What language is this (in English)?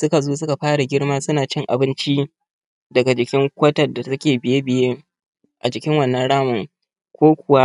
Hausa